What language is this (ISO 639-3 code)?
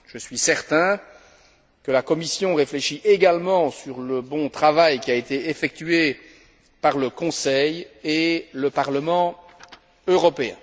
fra